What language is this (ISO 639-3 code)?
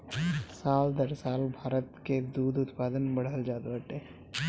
bho